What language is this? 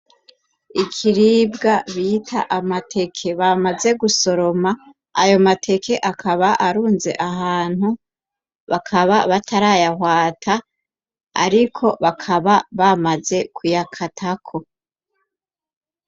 Rundi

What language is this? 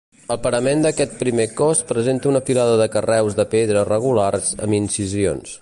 Catalan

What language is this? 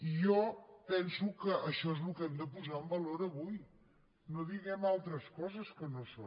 Catalan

